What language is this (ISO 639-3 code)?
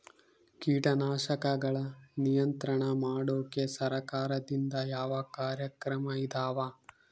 kan